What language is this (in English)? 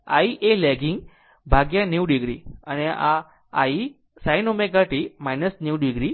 Gujarati